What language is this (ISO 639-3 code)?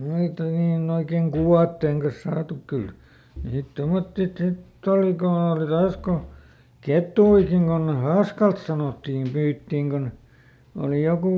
fin